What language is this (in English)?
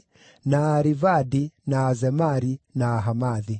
Kikuyu